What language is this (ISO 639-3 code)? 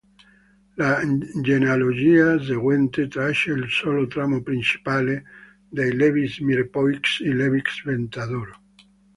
ita